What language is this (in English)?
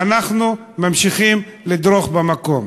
Hebrew